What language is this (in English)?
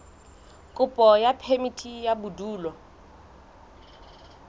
Southern Sotho